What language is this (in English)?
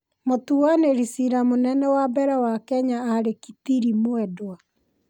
Kikuyu